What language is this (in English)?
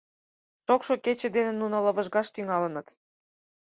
Mari